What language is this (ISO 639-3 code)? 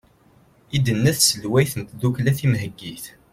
kab